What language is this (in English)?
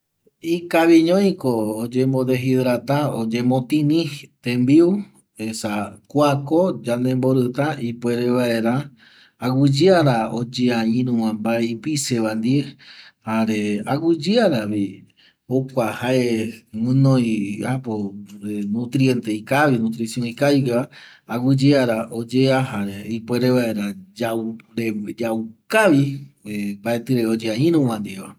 Eastern Bolivian Guaraní